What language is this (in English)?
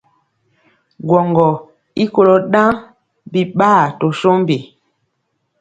Mpiemo